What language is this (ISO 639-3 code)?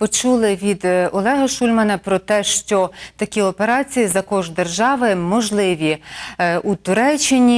ukr